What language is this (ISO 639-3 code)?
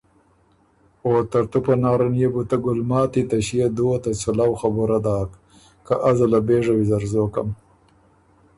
oru